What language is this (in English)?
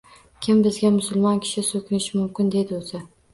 Uzbek